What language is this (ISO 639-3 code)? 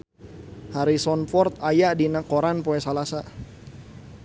sun